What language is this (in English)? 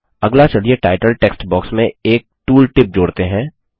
Hindi